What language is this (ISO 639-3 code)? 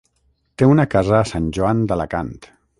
cat